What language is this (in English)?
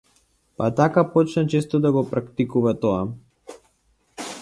Macedonian